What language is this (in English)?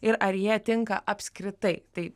Lithuanian